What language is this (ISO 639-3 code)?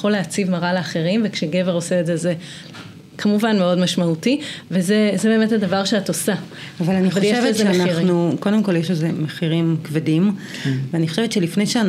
heb